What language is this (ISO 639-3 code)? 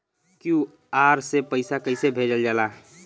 bho